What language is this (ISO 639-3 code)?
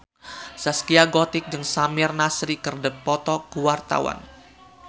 sun